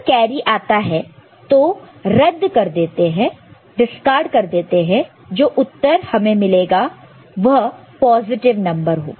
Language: Hindi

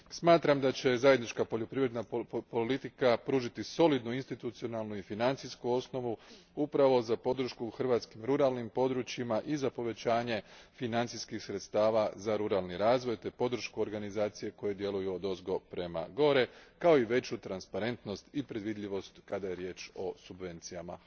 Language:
Croatian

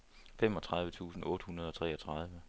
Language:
Danish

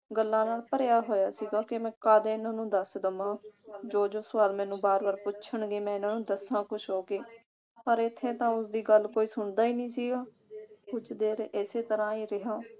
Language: Punjabi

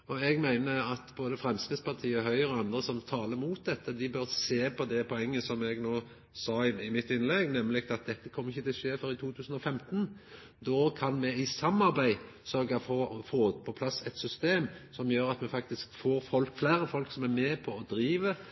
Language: Norwegian Nynorsk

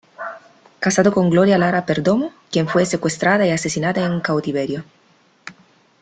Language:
Spanish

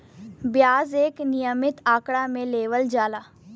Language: Bhojpuri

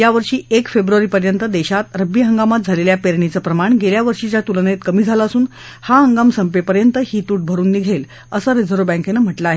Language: Marathi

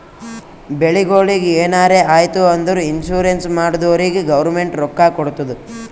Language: Kannada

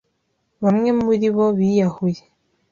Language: Kinyarwanda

